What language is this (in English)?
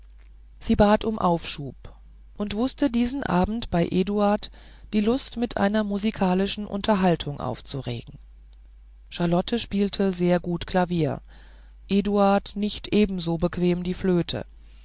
German